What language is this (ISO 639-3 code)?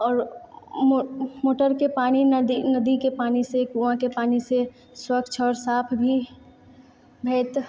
mai